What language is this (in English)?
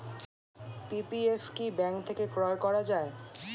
Bangla